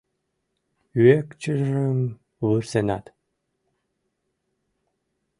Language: Mari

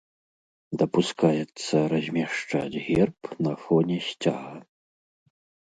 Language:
Belarusian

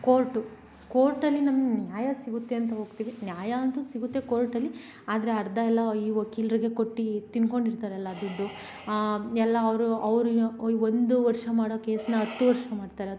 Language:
Kannada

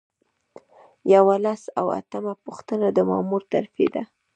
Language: Pashto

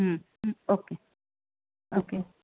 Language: Gujarati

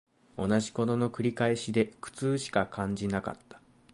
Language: Japanese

